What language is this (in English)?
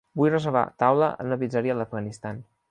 Catalan